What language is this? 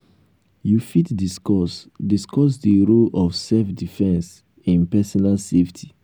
Nigerian Pidgin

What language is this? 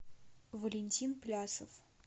Russian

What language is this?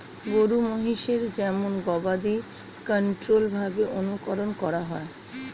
Bangla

